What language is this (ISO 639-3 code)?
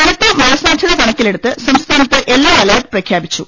mal